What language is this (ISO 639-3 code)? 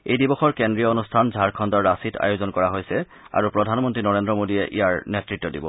asm